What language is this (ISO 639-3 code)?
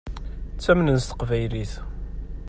kab